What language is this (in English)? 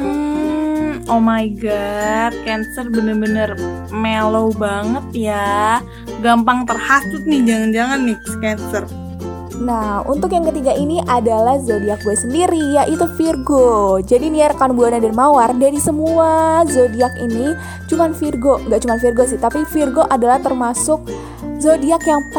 Indonesian